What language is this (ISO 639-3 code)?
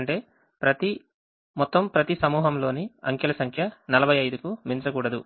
tel